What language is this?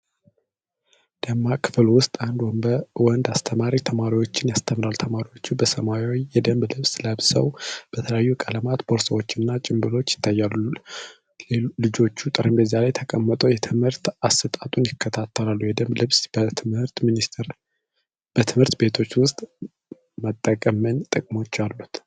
Amharic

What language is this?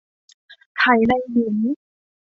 Thai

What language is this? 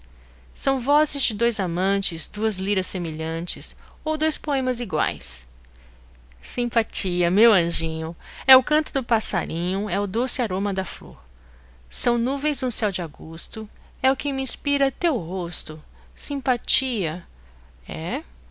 Portuguese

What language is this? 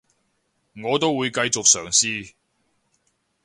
Cantonese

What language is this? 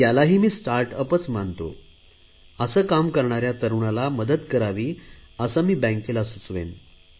Marathi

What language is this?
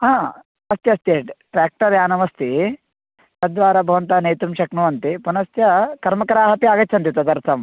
Sanskrit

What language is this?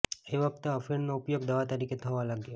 Gujarati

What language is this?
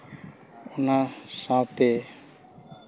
Santali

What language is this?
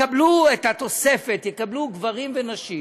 Hebrew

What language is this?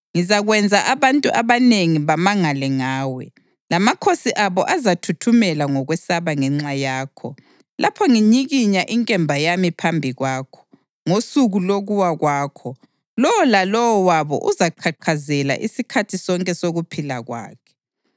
North Ndebele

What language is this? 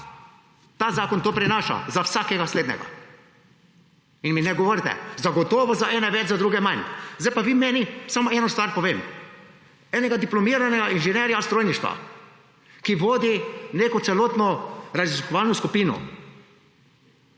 Slovenian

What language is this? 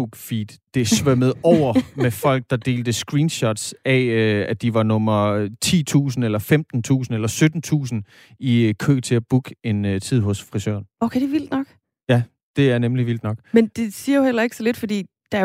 Danish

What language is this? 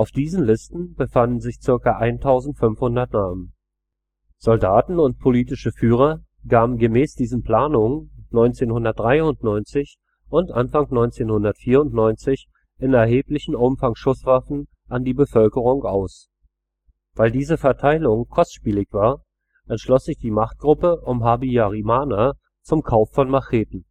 German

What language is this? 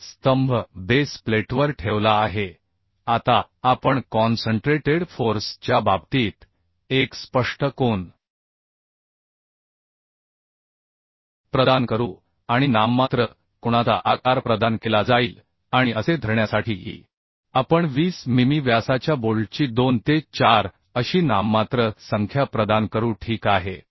Marathi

